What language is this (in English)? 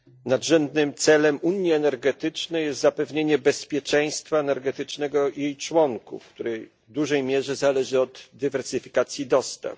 Polish